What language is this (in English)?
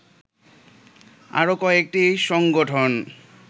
Bangla